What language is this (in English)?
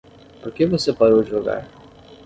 Portuguese